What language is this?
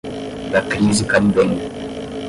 Portuguese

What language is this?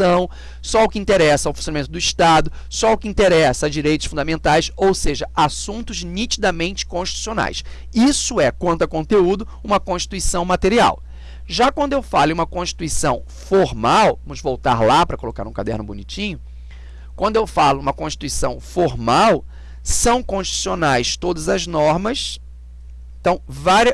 Portuguese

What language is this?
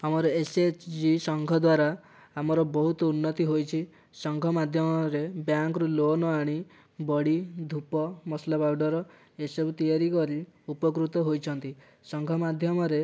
Odia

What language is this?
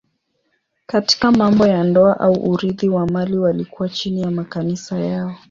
Swahili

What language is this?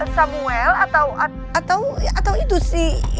Indonesian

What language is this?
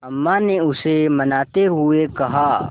Hindi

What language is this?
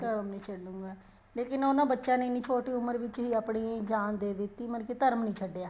Punjabi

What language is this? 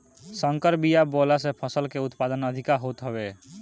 Bhojpuri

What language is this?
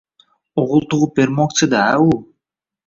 Uzbek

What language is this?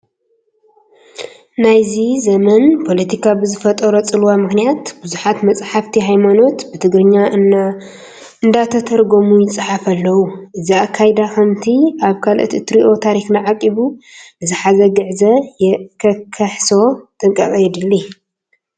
Tigrinya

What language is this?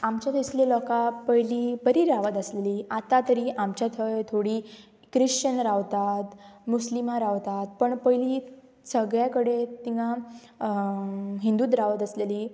Konkani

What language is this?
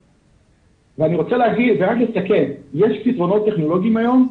Hebrew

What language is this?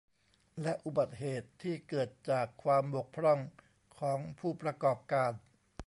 Thai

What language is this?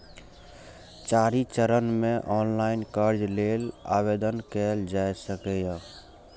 Maithili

